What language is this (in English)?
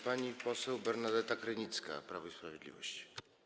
Polish